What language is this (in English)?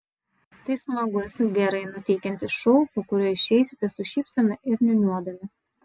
Lithuanian